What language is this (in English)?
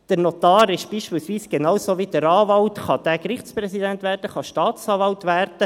Swiss German